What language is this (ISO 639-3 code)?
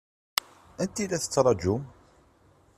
kab